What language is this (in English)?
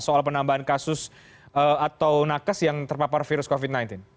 Indonesian